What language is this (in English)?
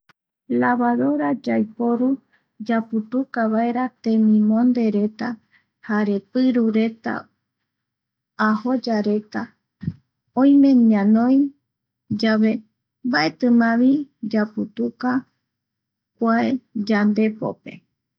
Eastern Bolivian Guaraní